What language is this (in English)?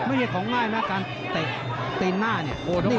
Thai